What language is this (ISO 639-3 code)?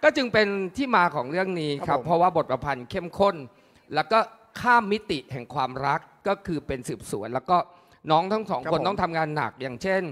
tha